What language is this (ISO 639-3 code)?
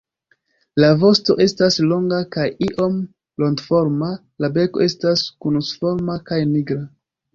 epo